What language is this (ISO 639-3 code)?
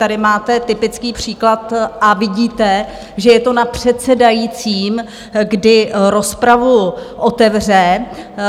ces